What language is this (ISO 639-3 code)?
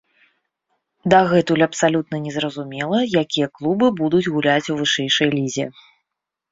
bel